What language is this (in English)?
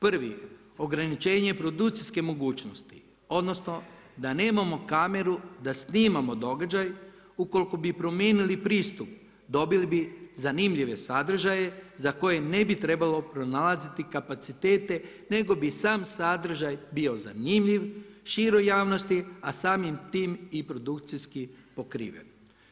Croatian